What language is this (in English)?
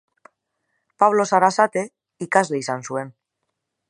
Basque